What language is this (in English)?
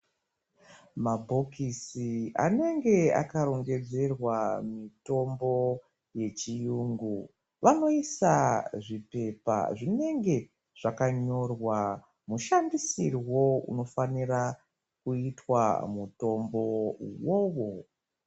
Ndau